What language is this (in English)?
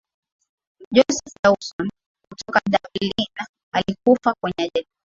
Swahili